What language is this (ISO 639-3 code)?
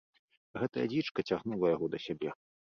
bel